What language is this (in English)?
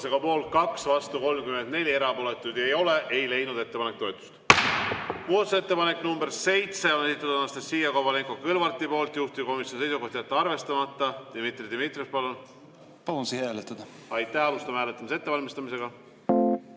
Estonian